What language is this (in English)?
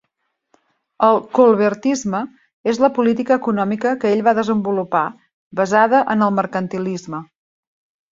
Catalan